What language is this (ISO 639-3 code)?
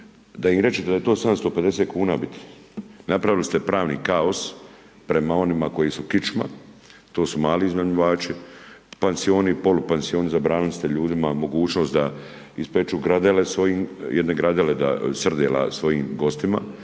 hrv